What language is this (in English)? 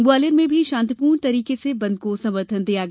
Hindi